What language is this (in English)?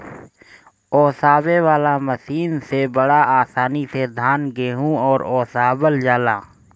Bhojpuri